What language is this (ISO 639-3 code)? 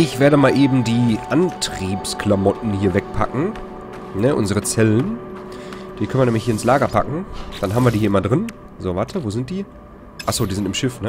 deu